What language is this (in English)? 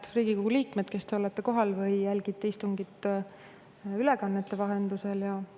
Estonian